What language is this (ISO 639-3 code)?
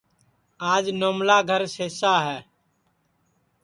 ssi